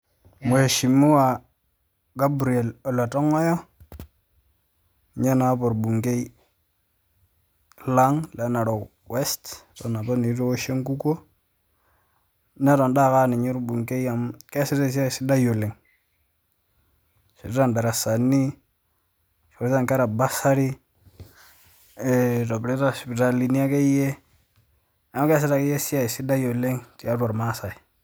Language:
Masai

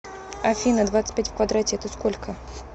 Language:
Russian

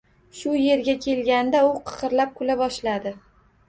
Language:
Uzbek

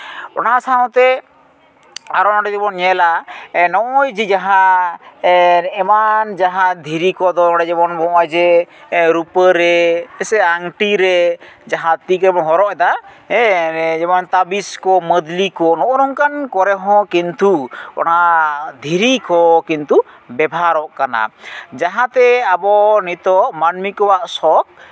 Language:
Santali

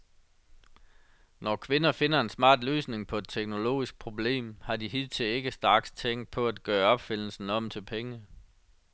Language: Danish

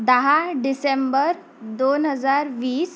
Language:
Marathi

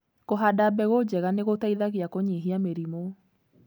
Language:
Kikuyu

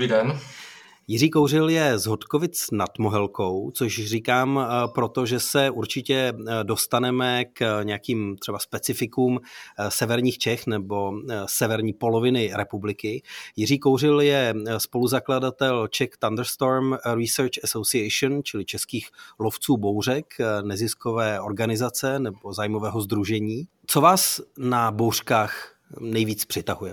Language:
Czech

